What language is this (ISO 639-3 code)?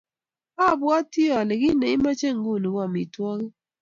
kln